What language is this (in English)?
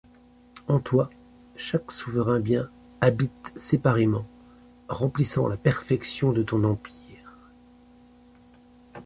French